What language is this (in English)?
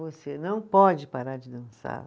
Portuguese